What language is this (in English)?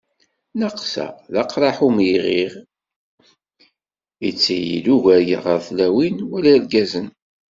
Kabyle